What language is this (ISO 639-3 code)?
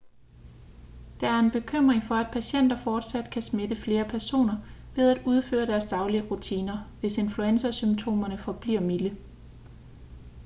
dan